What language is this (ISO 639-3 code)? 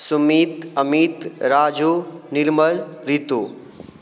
mai